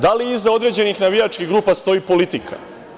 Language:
Serbian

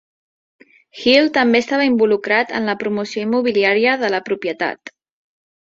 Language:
Catalan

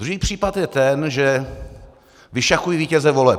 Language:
Czech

